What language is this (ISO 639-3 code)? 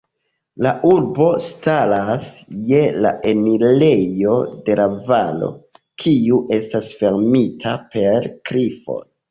epo